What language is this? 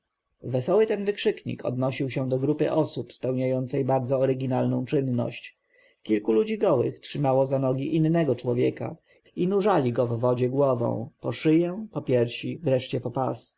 Polish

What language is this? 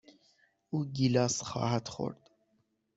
Persian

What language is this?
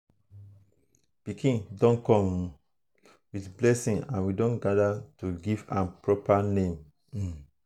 Nigerian Pidgin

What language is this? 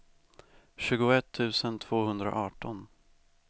Swedish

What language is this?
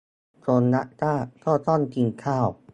Thai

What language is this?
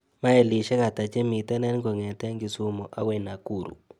Kalenjin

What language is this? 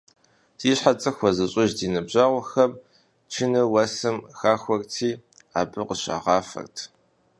Kabardian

